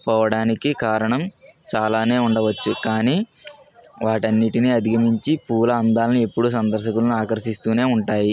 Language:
Telugu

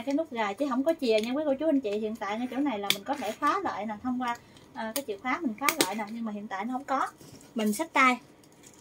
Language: Vietnamese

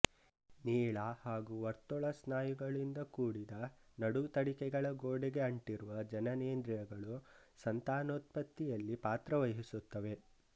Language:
Kannada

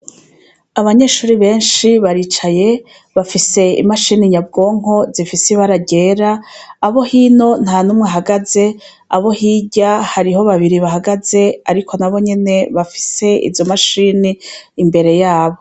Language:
Rundi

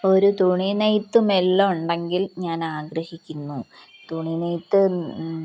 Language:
Malayalam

